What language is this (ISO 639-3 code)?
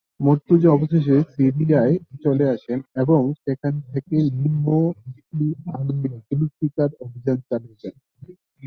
ben